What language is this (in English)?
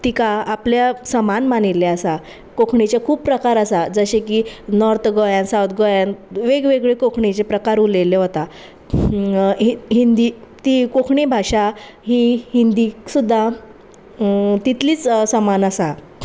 Konkani